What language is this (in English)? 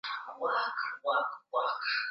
Swahili